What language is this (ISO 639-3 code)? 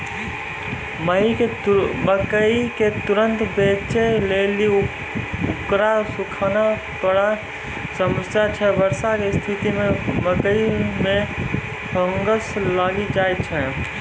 mai